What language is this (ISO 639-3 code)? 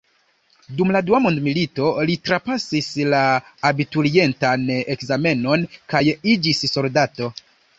epo